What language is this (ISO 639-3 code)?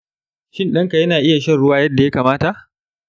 hau